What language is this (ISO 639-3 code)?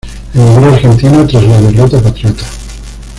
spa